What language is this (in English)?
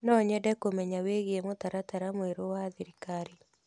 Kikuyu